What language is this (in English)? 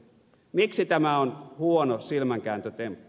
Finnish